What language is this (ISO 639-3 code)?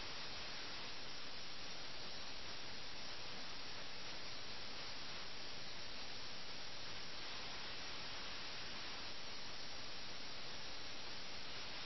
mal